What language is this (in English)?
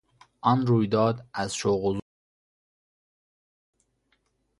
Persian